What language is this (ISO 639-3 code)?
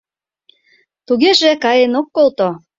chm